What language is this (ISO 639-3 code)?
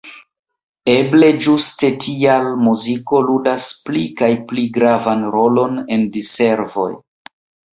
epo